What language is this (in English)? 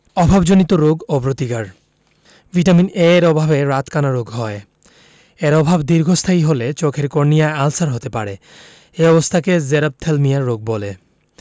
Bangla